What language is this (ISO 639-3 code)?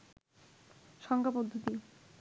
ben